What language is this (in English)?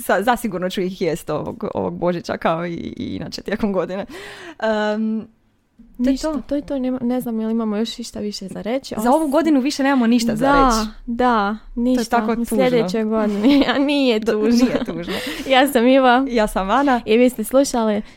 Croatian